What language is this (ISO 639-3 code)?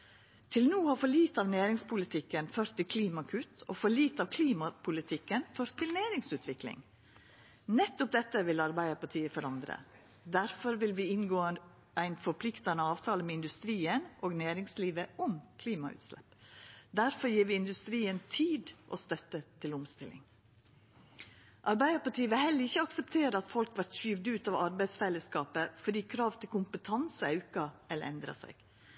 nno